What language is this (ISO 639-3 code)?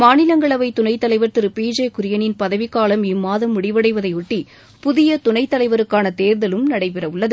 tam